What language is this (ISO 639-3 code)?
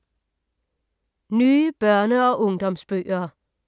dan